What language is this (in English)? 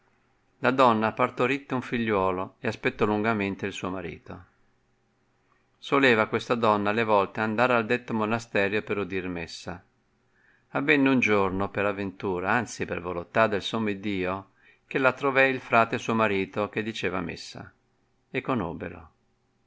Italian